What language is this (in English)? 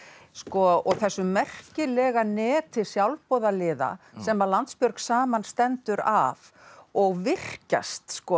Icelandic